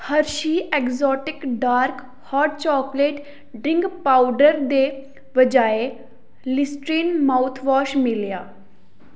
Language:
Dogri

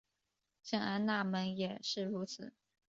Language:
Chinese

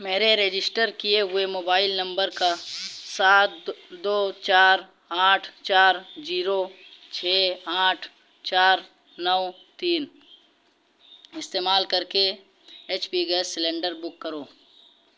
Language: Urdu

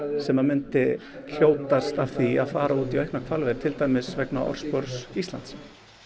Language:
Icelandic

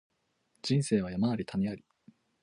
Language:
Japanese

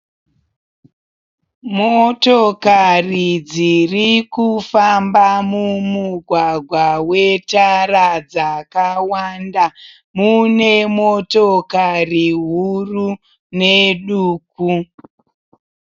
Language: Shona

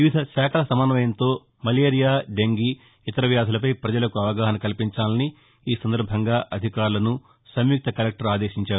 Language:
Telugu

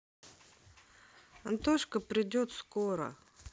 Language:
Russian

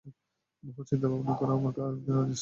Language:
Bangla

